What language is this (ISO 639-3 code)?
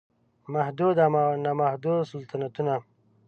pus